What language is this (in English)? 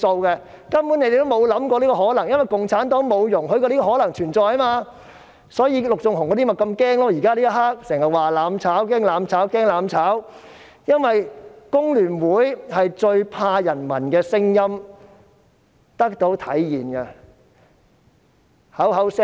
Cantonese